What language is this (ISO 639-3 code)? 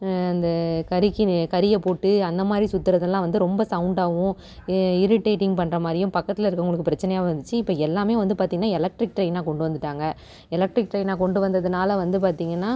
tam